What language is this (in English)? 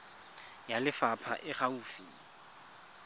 Tswana